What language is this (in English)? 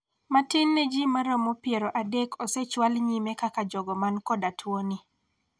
Luo (Kenya and Tanzania)